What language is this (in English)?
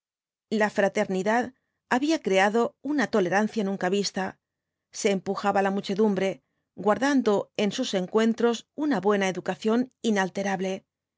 Spanish